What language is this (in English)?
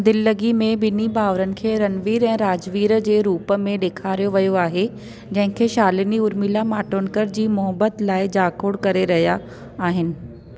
Sindhi